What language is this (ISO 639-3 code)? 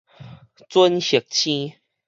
nan